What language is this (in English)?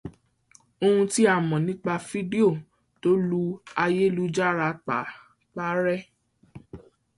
Yoruba